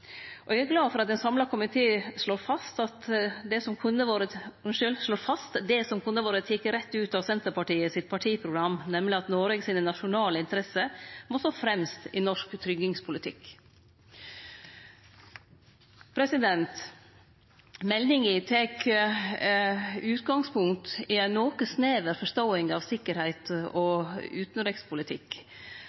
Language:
Norwegian Nynorsk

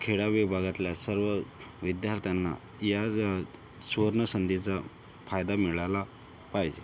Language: Marathi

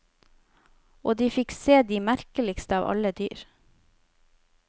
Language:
Norwegian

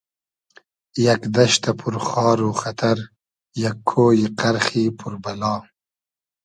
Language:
Hazaragi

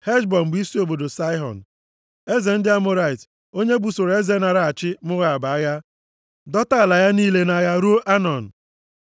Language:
Igbo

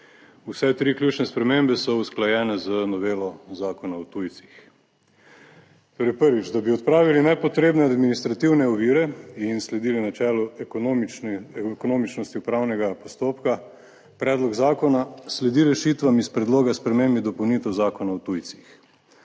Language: Slovenian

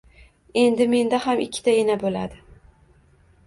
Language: Uzbek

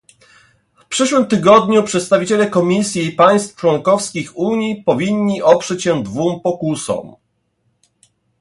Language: Polish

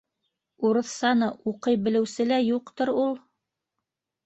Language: Bashkir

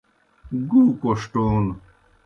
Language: Kohistani Shina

